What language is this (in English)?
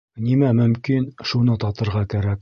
Bashkir